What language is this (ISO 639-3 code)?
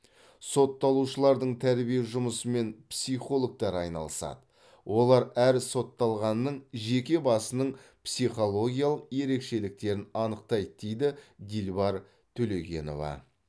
kaz